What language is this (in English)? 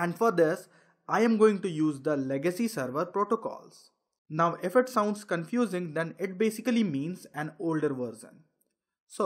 English